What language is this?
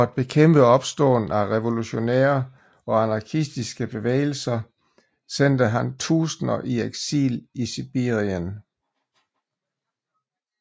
Danish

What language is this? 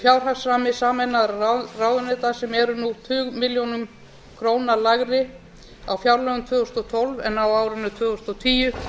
Icelandic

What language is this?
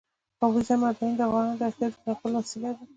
Pashto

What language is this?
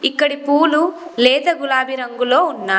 Telugu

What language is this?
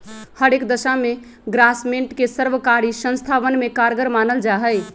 Magahi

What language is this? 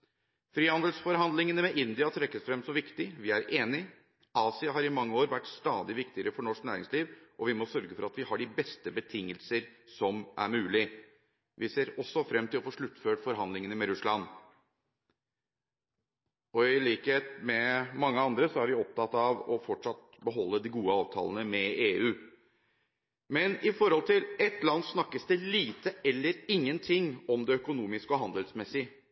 Norwegian Bokmål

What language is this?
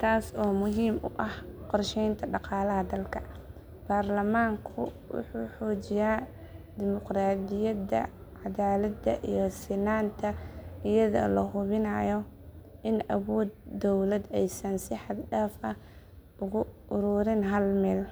Somali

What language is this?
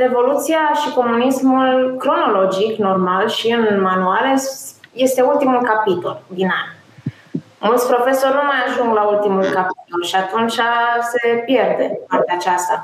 Romanian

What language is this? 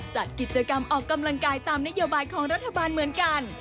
Thai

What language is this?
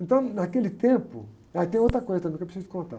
Portuguese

